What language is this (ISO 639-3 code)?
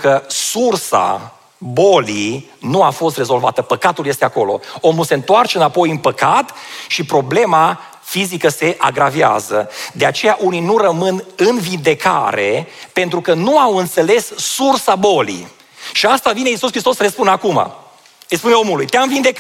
ron